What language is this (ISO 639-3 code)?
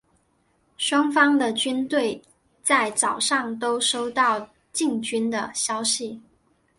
zho